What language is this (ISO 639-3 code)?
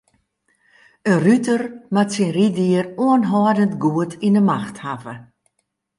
fry